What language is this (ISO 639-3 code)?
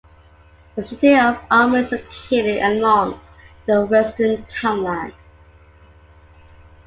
eng